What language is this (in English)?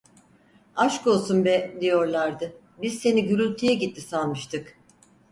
Turkish